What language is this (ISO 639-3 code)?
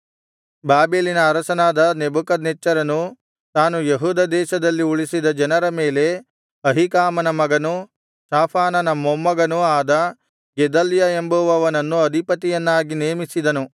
kan